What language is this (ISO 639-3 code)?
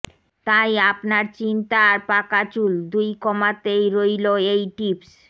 ben